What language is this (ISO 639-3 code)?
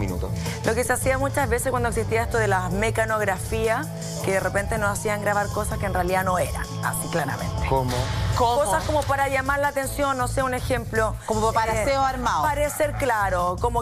spa